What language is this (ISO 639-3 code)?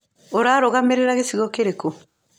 kik